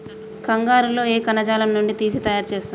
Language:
Telugu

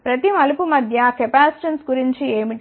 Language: Telugu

